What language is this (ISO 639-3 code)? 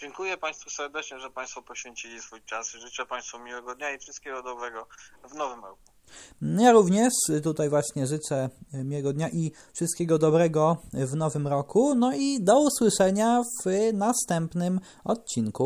pol